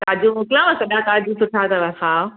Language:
Sindhi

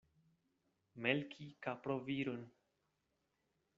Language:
Esperanto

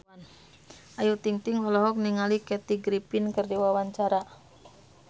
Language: Sundanese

